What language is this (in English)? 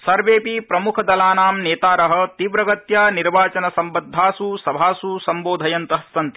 Sanskrit